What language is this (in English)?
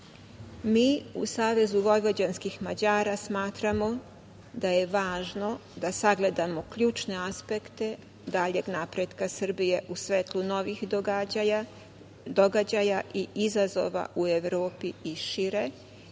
Serbian